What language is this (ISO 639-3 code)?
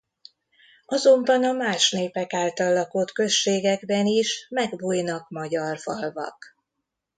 hun